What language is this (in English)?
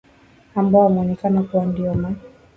Swahili